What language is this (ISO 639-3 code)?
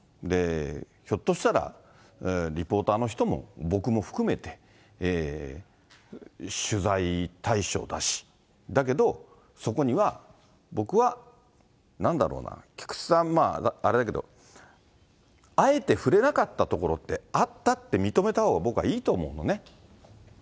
jpn